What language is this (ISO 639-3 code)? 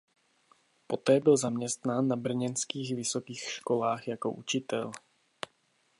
ces